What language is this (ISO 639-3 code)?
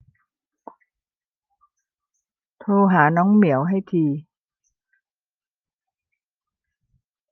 tha